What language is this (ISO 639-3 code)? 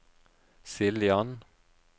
nor